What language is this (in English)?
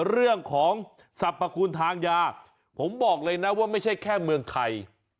Thai